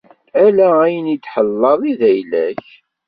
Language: Kabyle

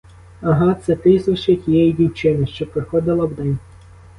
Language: Ukrainian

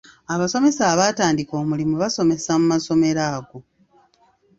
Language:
Ganda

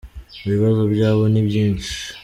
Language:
Kinyarwanda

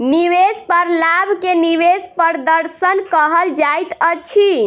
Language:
Maithili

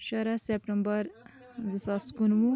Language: Kashmiri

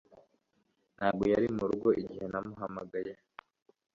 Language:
Kinyarwanda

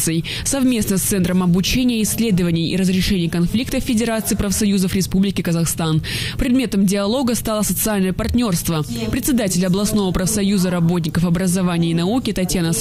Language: Russian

